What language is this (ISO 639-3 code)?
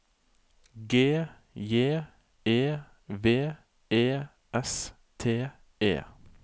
nor